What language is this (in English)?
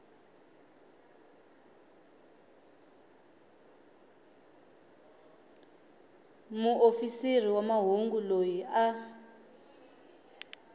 Tsonga